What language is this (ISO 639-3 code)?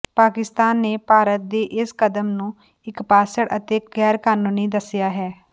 pan